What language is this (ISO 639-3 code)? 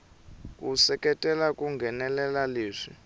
tso